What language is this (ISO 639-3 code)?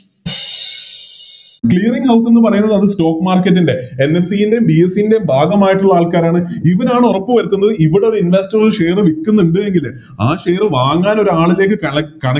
mal